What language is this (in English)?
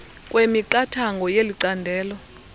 Xhosa